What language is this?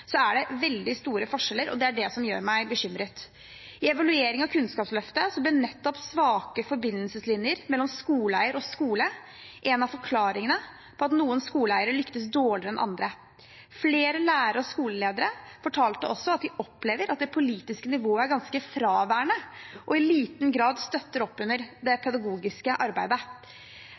Norwegian Bokmål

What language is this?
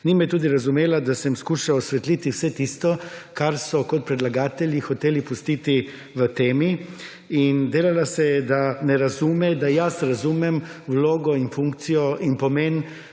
Slovenian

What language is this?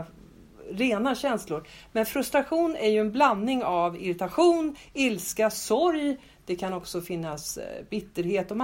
Swedish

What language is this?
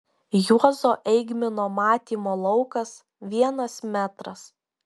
Lithuanian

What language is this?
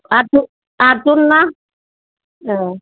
Bodo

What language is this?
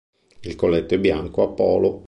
Italian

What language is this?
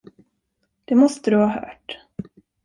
Swedish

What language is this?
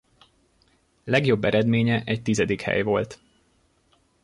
Hungarian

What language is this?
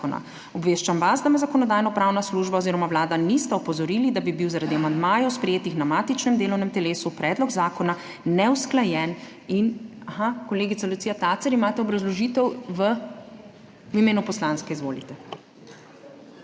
Slovenian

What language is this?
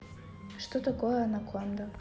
Russian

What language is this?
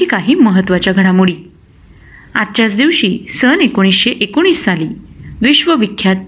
Marathi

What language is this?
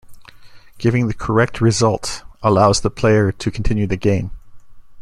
English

